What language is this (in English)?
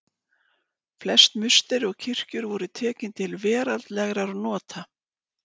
Icelandic